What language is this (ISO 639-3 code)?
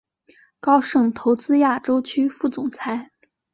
zho